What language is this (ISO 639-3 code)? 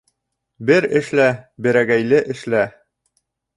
bak